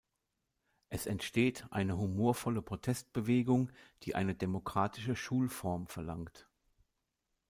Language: German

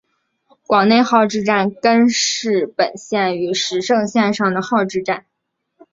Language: Chinese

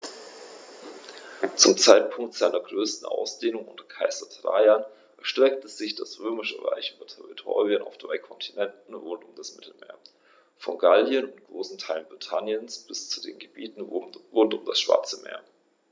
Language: German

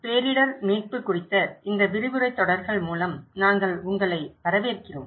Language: Tamil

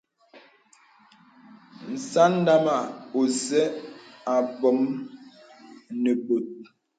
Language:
Bebele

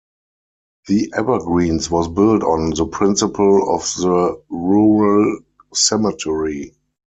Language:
English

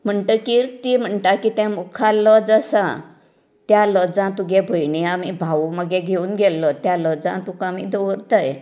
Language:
Konkani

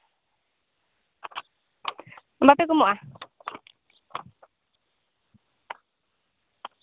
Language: Santali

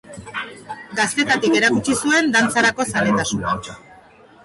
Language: Basque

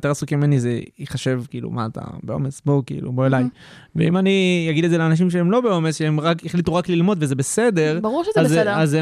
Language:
Hebrew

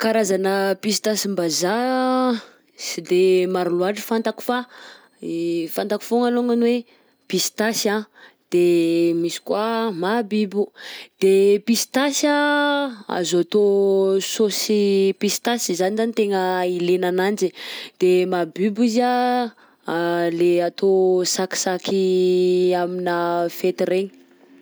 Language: Southern Betsimisaraka Malagasy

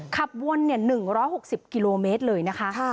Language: Thai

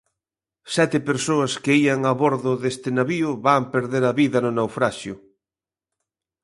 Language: Galician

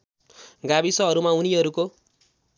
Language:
Nepali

